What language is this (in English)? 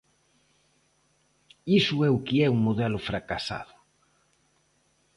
Galician